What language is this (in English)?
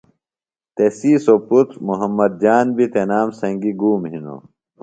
Phalura